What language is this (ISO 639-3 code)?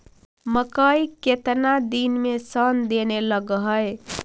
mag